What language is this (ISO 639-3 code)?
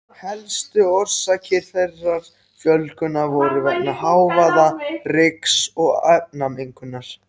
isl